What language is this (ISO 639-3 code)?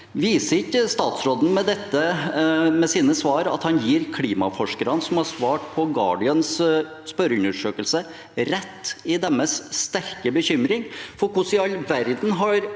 nor